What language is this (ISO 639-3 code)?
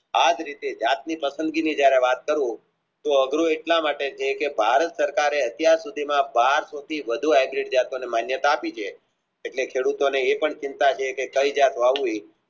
guj